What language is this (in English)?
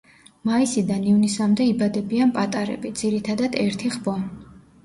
Georgian